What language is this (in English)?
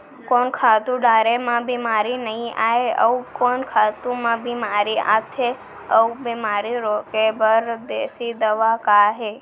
Chhattisgarhi